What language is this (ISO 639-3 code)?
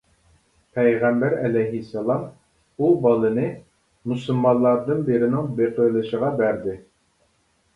uig